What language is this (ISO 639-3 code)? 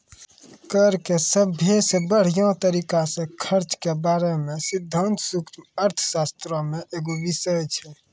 mai